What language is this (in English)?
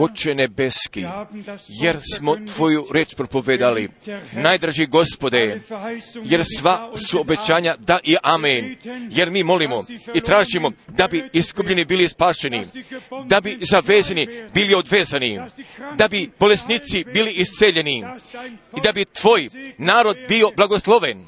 Croatian